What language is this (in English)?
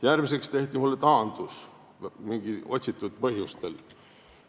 Estonian